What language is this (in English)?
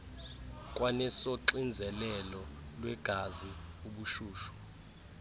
Xhosa